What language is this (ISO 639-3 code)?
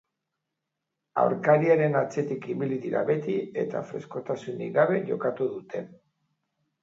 eus